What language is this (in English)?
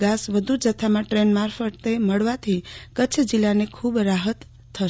Gujarati